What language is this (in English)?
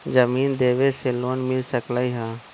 Magahi